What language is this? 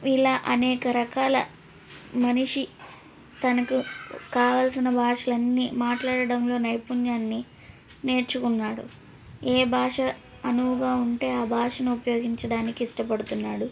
Telugu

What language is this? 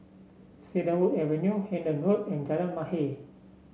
English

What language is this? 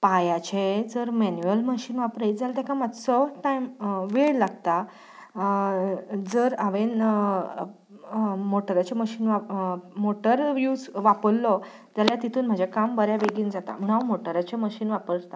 Konkani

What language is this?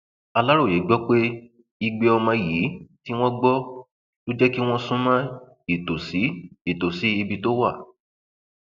Yoruba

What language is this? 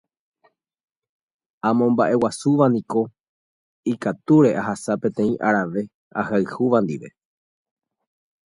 Guarani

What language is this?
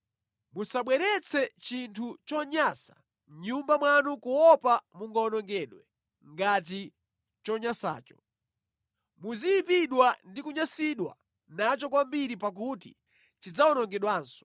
Nyanja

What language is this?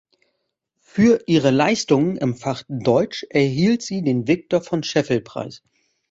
German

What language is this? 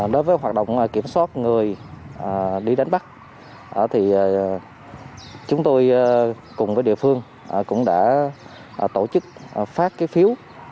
Vietnamese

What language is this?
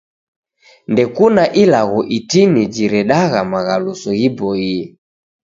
Taita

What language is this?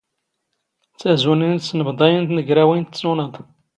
Standard Moroccan Tamazight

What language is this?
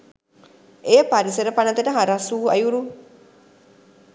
Sinhala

